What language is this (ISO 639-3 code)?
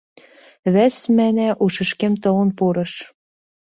chm